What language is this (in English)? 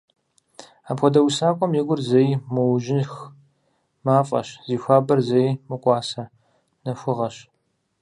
Kabardian